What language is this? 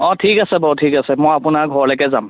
Assamese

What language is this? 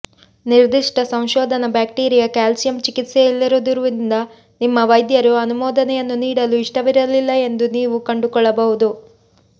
Kannada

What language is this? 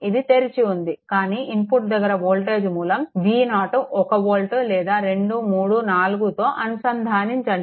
Telugu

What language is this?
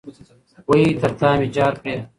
Pashto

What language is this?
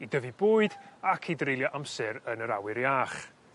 Welsh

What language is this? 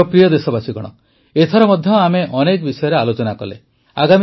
Odia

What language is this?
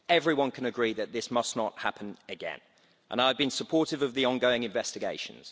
English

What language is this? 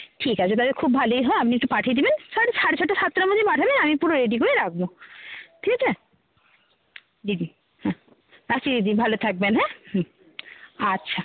Bangla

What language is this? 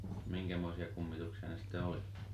Finnish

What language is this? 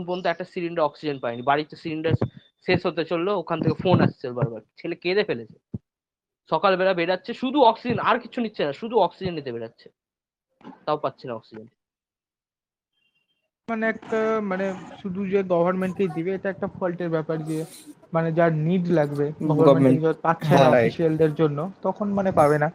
Bangla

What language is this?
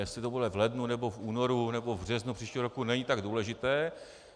Czech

